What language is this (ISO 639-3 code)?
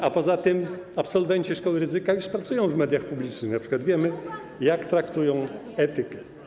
pol